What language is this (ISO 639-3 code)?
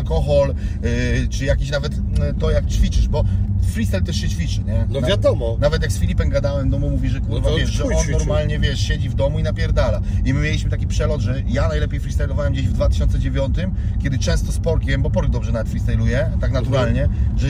pol